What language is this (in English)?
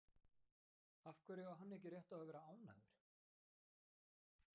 Icelandic